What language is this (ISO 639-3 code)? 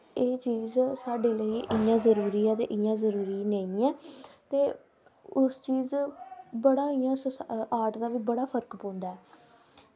doi